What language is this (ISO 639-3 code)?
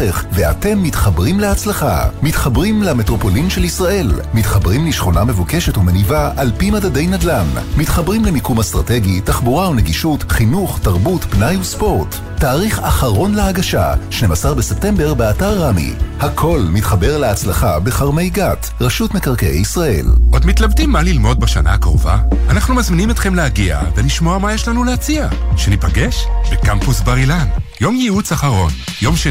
heb